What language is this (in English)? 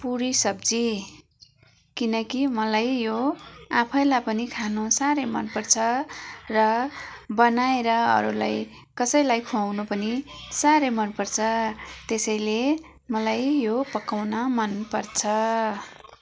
Nepali